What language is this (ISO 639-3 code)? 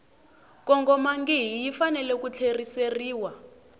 tso